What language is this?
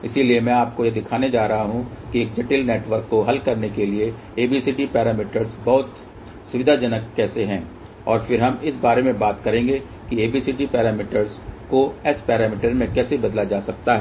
Hindi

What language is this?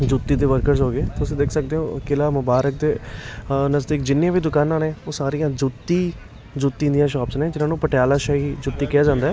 Punjabi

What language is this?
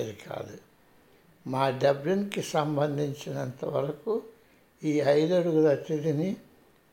Telugu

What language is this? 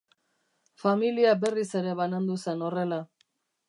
Basque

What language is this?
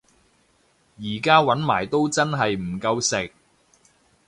Cantonese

